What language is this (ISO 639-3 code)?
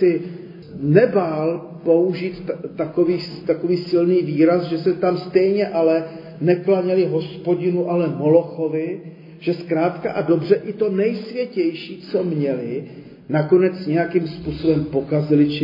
ces